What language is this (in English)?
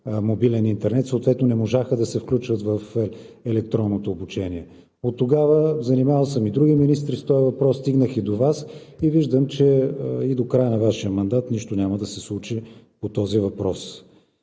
Bulgarian